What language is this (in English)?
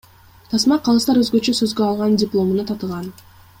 Kyrgyz